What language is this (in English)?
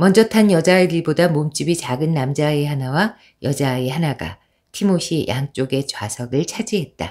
Korean